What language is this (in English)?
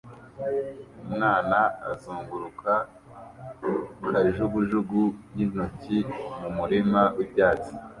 Kinyarwanda